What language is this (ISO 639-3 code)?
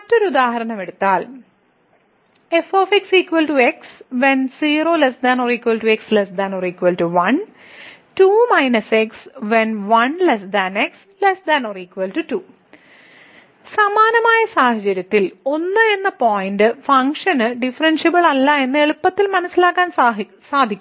mal